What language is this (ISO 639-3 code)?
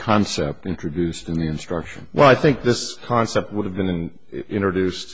eng